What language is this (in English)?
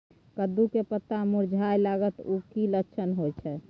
Maithili